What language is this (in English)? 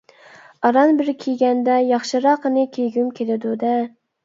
Uyghur